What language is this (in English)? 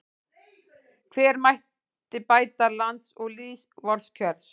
Icelandic